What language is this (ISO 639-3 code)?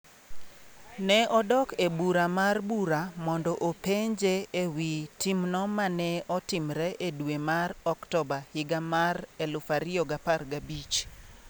luo